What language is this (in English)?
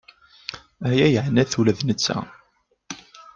Kabyle